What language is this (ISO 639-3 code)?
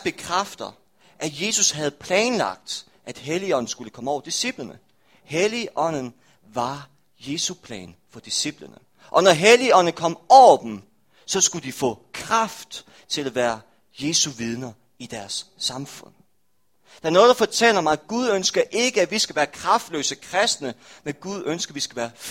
dan